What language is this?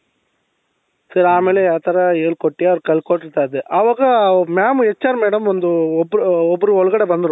Kannada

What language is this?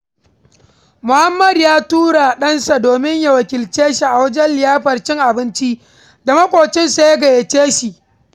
Hausa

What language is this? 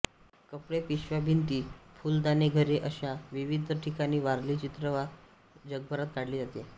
Marathi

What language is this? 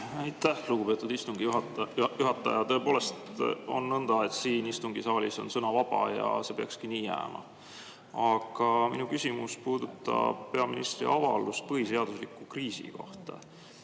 Estonian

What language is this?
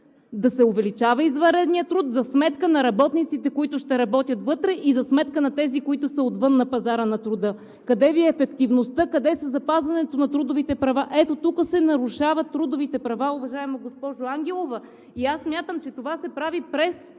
Bulgarian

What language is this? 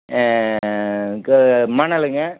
Tamil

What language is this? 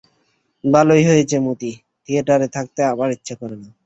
Bangla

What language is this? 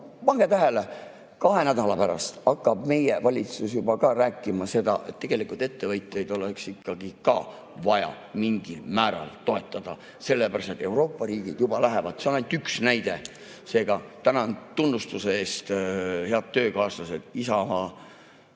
Estonian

